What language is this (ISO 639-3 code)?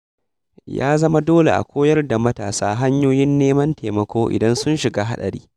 hau